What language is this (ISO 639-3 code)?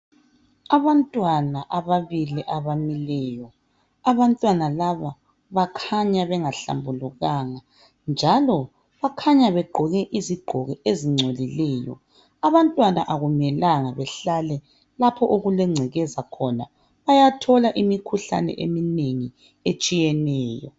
nde